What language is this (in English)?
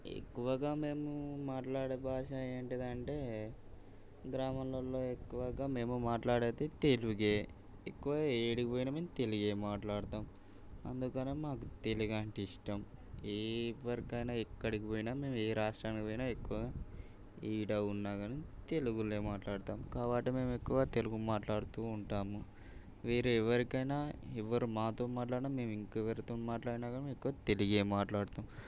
Telugu